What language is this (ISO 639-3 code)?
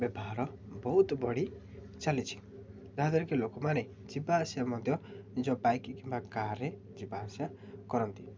ori